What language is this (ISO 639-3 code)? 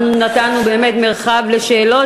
heb